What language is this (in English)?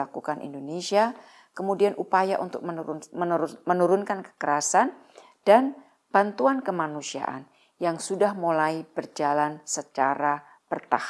Indonesian